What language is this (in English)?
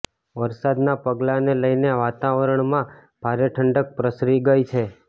Gujarati